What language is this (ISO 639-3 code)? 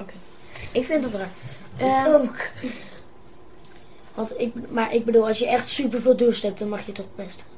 nld